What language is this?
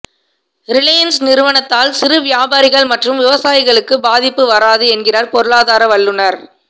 Tamil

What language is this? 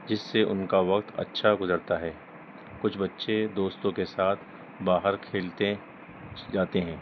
Urdu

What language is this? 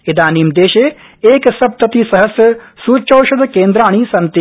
Sanskrit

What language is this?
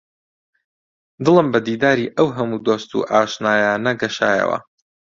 Central Kurdish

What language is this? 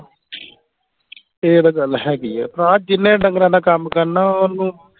Punjabi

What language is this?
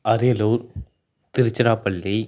Tamil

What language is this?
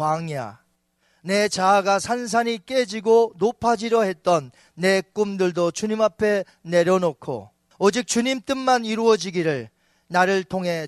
Korean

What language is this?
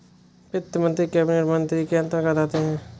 Hindi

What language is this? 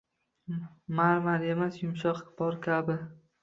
Uzbek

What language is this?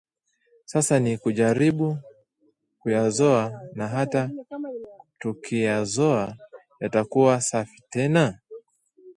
Swahili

